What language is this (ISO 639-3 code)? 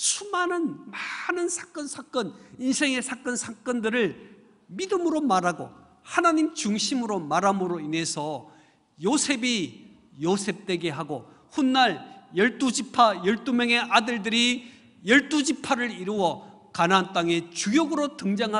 kor